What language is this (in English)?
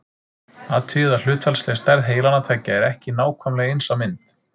Icelandic